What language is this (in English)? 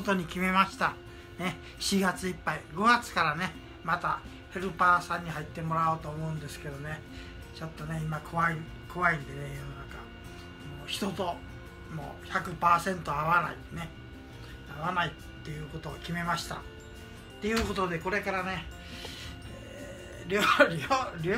Japanese